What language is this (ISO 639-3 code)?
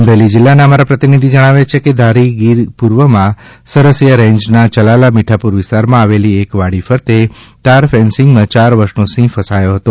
guj